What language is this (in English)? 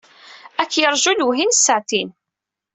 Kabyle